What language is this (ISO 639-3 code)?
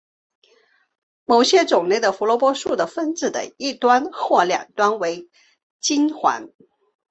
zho